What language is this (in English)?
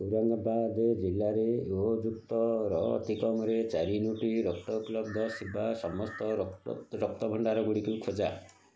Odia